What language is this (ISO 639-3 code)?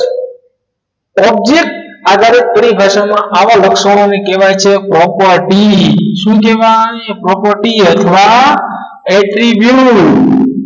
guj